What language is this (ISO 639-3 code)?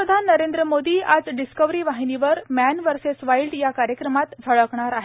mar